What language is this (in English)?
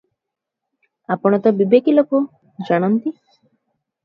Odia